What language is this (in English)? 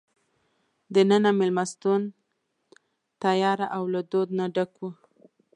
Pashto